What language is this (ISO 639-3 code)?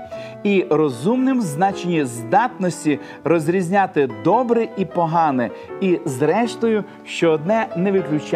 ukr